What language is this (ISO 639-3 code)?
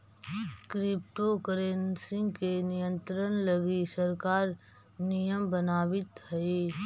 mag